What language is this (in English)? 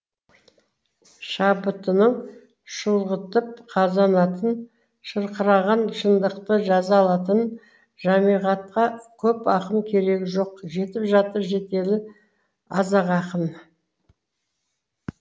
Kazakh